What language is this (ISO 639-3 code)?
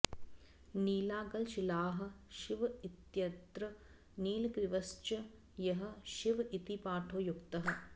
san